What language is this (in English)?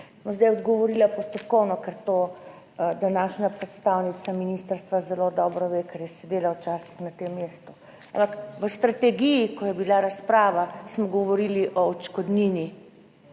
Slovenian